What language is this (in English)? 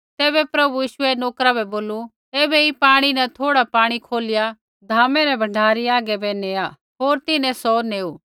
Kullu Pahari